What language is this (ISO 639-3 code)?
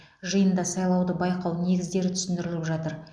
kaz